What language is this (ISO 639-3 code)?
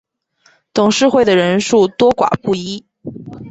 zho